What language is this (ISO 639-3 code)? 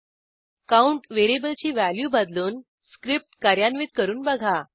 mar